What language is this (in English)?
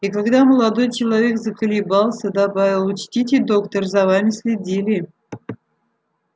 Russian